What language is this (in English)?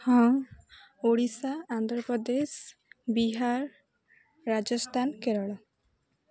Odia